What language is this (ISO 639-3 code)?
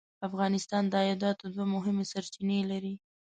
pus